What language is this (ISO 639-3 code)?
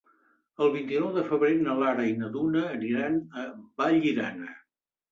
cat